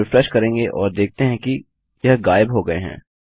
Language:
Hindi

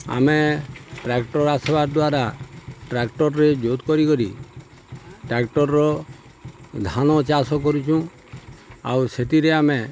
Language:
Odia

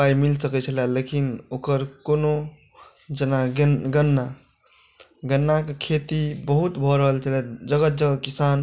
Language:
Maithili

